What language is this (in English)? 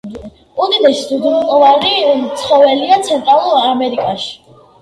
Georgian